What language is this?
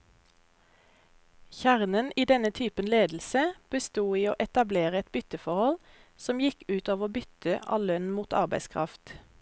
Norwegian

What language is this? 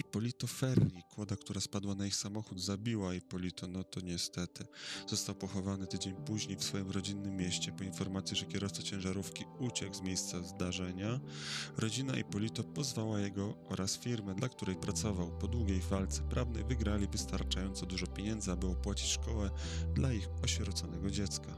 Polish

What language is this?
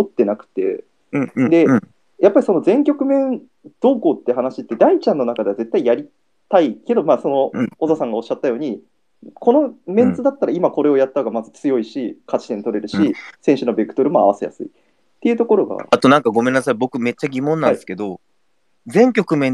Japanese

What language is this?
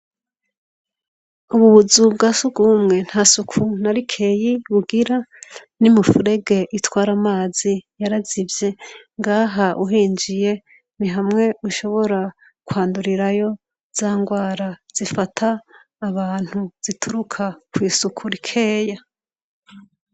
Rundi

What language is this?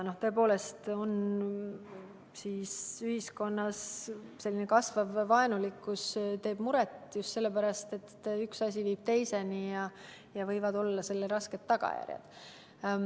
Estonian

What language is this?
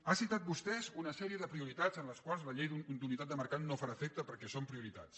Catalan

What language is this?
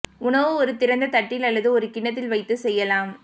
Tamil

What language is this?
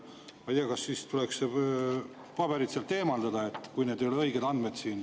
Estonian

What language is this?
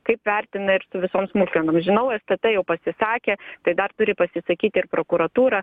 Lithuanian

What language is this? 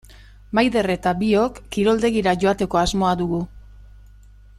Basque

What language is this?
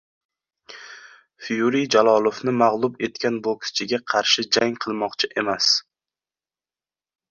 Uzbek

